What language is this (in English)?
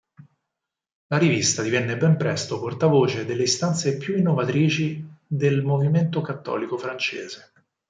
Italian